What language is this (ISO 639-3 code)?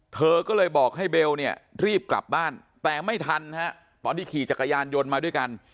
tha